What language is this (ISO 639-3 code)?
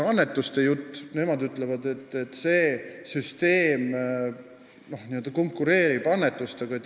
est